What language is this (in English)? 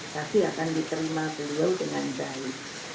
Indonesian